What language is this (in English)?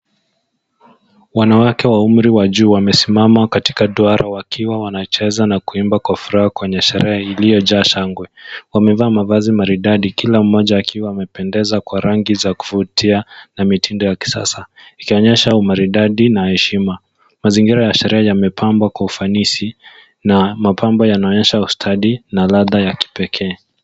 Swahili